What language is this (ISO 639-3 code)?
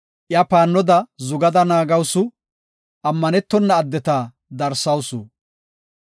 gof